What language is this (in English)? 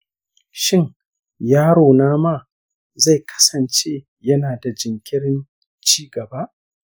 Hausa